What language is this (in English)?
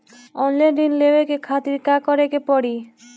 Bhojpuri